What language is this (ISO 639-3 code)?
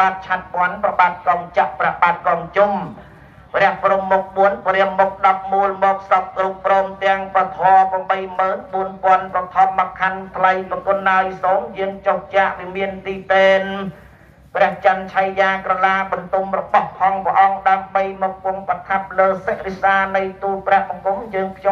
tha